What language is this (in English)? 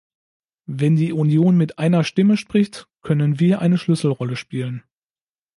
German